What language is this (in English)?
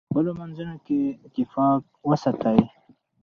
Pashto